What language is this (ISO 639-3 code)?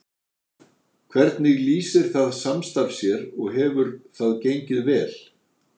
isl